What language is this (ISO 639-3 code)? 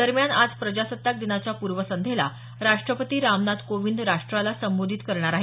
mar